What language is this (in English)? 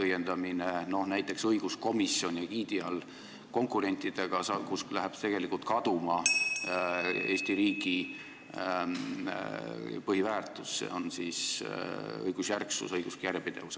Estonian